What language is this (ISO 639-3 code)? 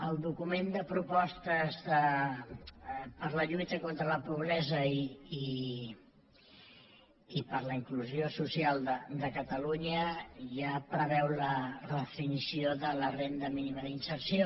cat